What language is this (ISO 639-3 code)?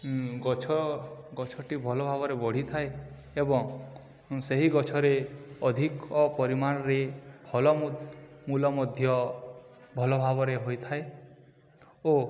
ori